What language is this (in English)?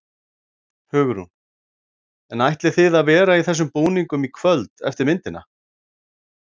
Icelandic